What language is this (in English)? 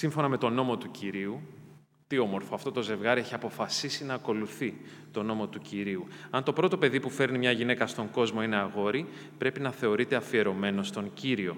Greek